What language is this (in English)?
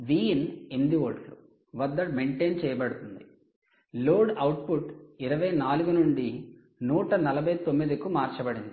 Telugu